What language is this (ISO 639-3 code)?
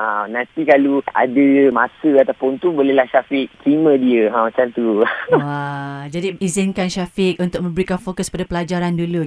msa